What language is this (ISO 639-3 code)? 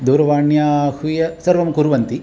san